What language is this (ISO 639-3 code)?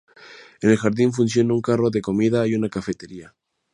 spa